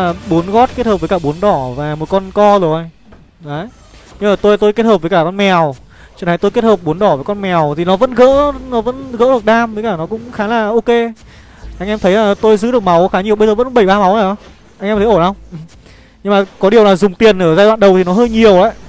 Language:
Vietnamese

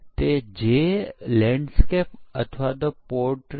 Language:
Gujarati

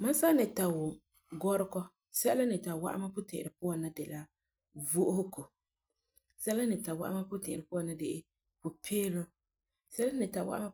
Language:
Frafra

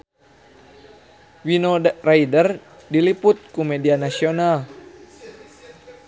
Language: Sundanese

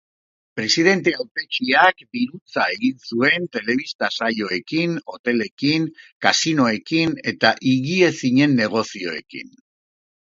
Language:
Basque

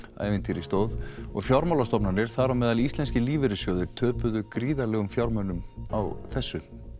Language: Icelandic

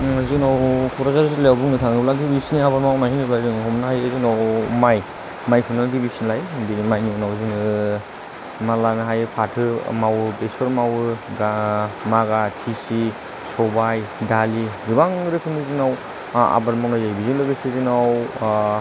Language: Bodo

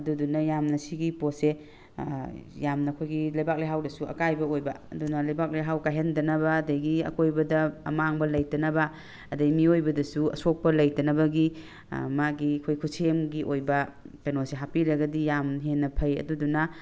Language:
Manipuri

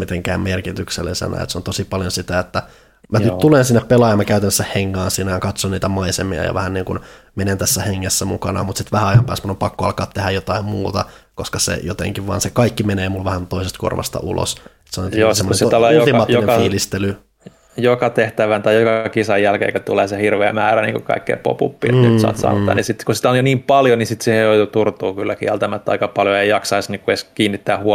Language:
Finnish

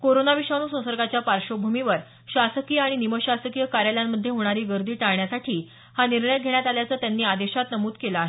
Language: Marathi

